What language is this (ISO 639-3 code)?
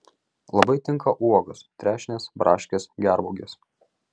lit